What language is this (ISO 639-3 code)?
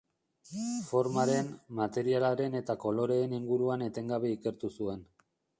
eus